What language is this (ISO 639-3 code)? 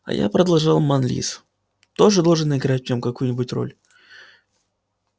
rus